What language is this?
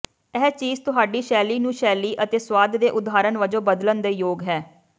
Punjabi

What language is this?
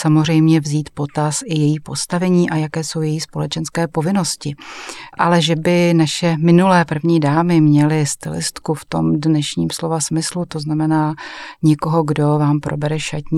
Czech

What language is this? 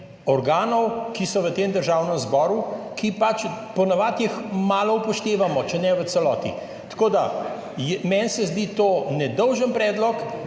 Slovenian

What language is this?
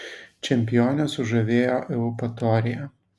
Lithuanian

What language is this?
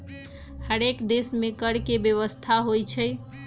Magahi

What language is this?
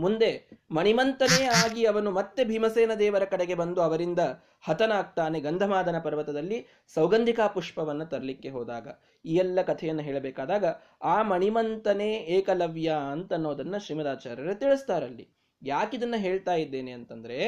Kannada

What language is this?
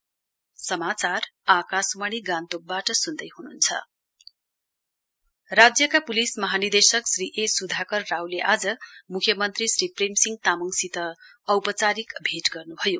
Nepali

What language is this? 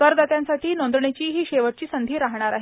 Marathi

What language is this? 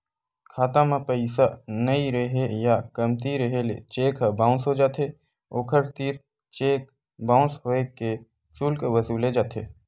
Chhattisgarhi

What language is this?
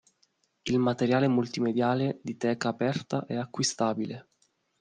Italian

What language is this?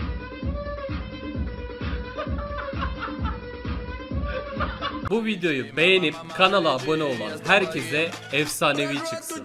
Turkish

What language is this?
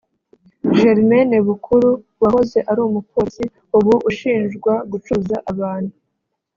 Kinyarwanda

